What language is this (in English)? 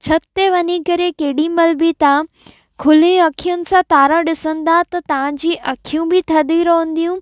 Sindhi